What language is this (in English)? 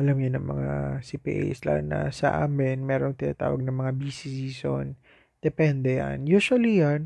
Filipino